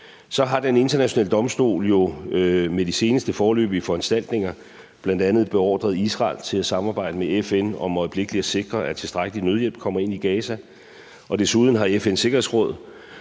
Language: Danish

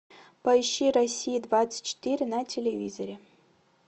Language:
Russian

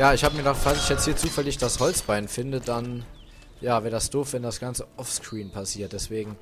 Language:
German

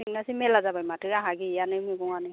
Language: Bodo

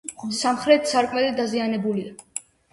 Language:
Georgian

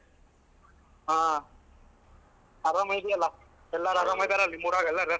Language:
Kannada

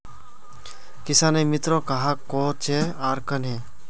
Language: Magahi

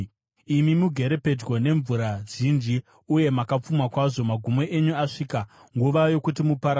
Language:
Shona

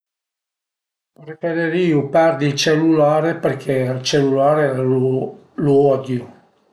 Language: Piedmontese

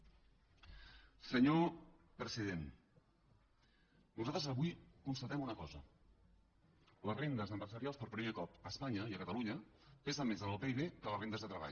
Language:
Catalan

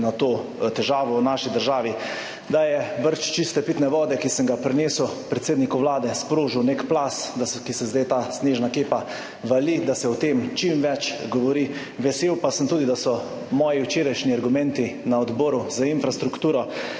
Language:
Slovenian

